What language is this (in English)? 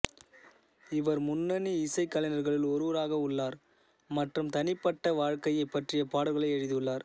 Tamil